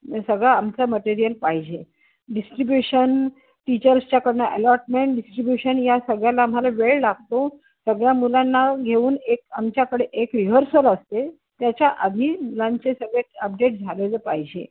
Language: Marathi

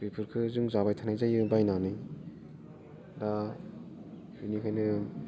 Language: Bodo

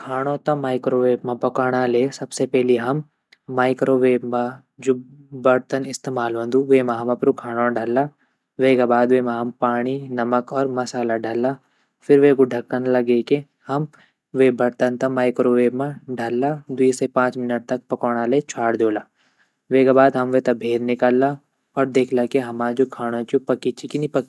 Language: Garhwali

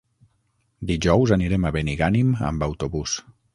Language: Catalan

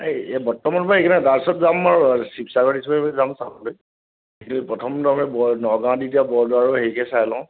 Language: Assamese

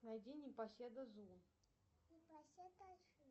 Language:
Russian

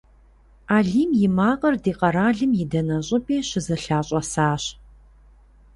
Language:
Kabardian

